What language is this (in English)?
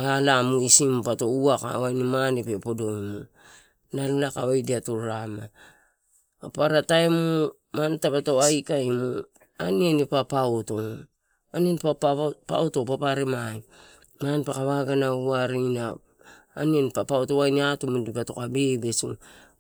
Torau